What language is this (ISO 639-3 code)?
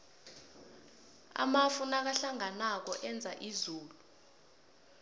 nbl